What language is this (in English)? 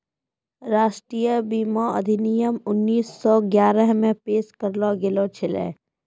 Maithili